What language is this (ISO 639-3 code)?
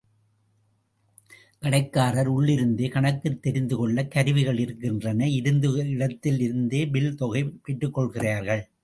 tam